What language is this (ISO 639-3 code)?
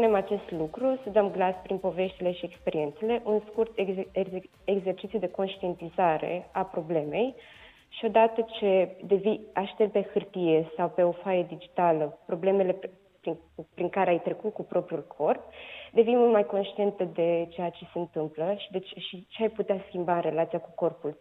ron